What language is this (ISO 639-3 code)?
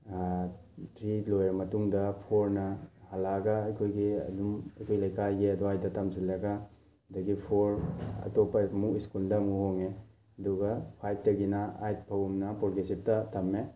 mni